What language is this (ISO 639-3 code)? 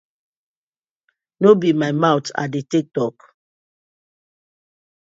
pcm